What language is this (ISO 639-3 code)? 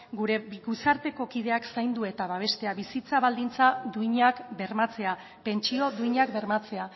eus